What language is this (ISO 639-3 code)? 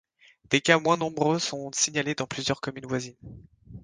fra